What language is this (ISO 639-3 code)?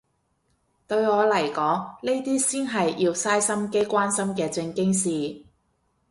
yue